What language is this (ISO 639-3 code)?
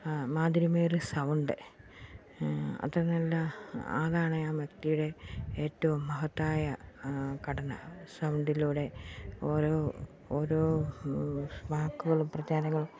mal